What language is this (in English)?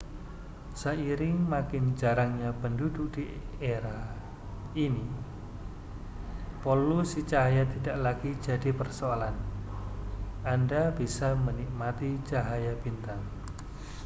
Indonesian